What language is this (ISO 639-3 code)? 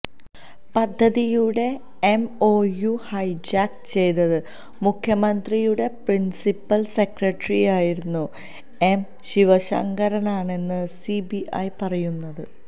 mal